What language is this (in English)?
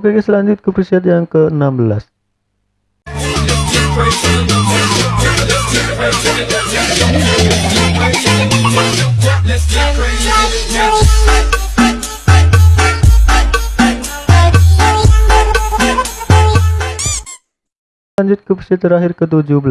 Indonesian